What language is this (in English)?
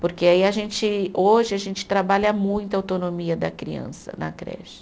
Portuguese